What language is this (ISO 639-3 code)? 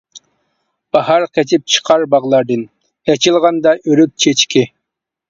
uig